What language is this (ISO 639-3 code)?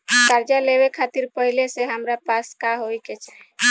bho